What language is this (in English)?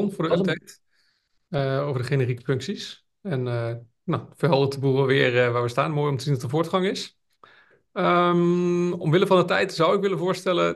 Dutch